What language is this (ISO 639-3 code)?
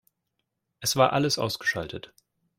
deu